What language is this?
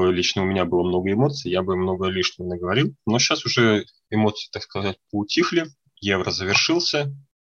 Russian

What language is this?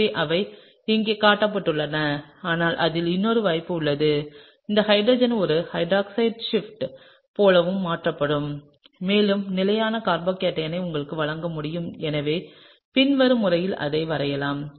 Tamil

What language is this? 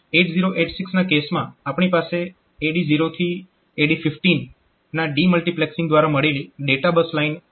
Gujarati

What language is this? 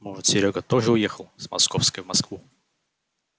Russian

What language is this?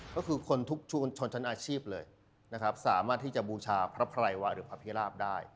Thai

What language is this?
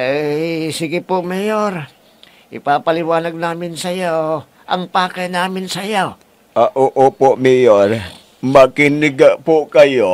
Filipino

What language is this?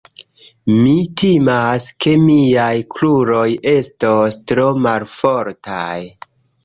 Esperanto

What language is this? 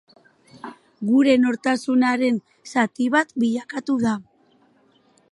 Basque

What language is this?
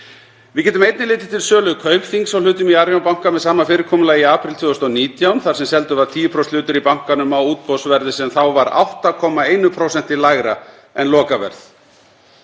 Icelandic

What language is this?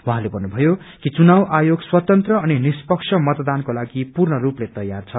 Nepali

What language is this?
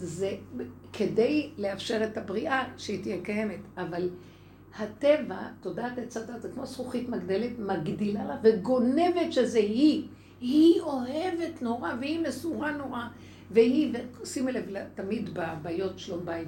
Hebrew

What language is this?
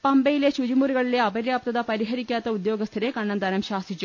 Malayalam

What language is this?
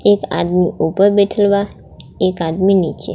Bhojpuri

